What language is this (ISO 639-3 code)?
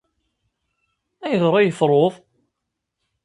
kab